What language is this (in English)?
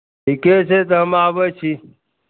Maithili